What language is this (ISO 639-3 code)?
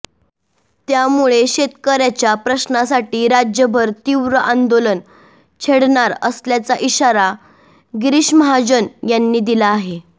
mar